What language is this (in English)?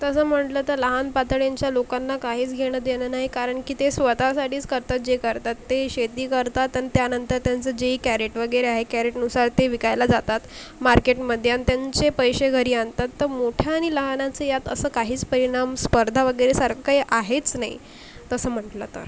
Marathi